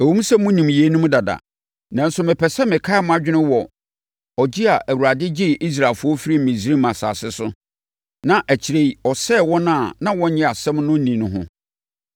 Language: Akan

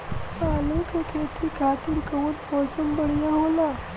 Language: Bhojpuri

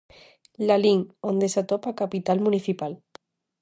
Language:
Galician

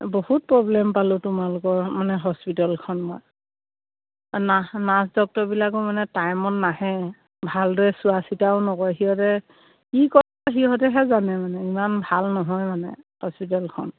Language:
Assamese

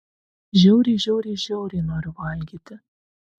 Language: Lithuanian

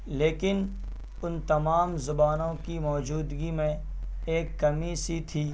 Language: Urdu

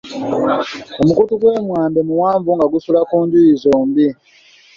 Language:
Ganda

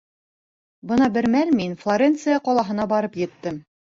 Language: Bashkir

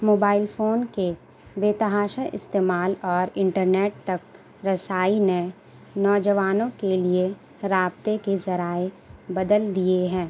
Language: Urdu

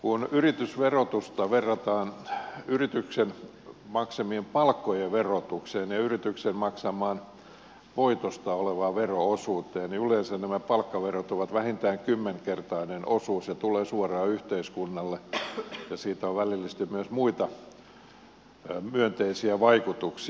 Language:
Finnish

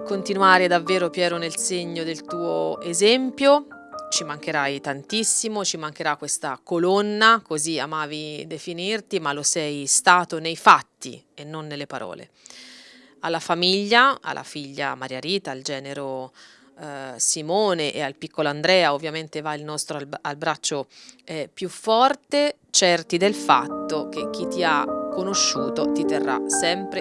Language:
Italian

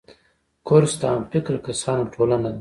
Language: Pashto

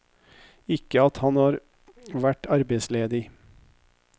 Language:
Norwegian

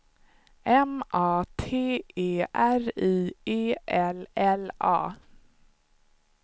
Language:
Swedish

